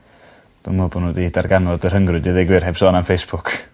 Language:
Welsh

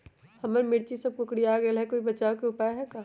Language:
Magahi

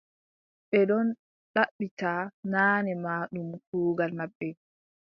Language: Adamawa Fulfulde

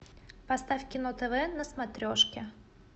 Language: Russian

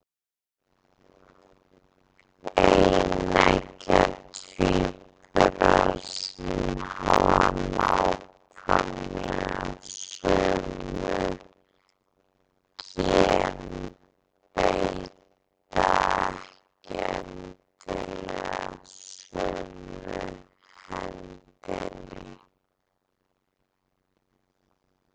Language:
Icelandic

